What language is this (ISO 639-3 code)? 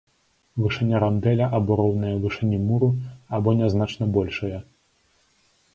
bel